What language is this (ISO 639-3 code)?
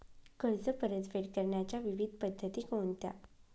mar